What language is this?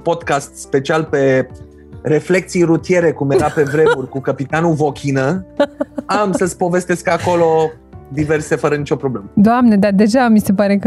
Romanian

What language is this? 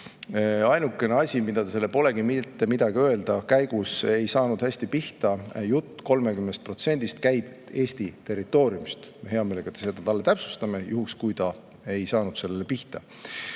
Estonian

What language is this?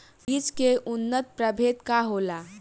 Bhojpuri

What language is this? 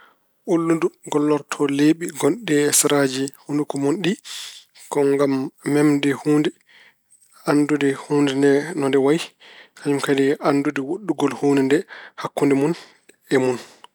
Fula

